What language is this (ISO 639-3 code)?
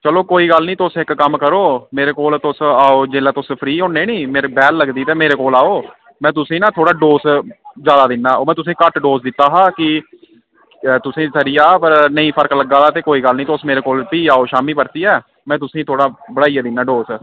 doi